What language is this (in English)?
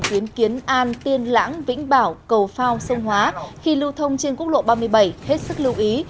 Vietnamese